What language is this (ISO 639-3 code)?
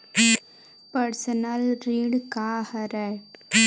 hne